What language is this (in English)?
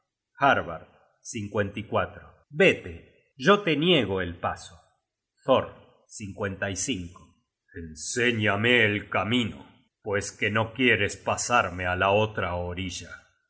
Spanish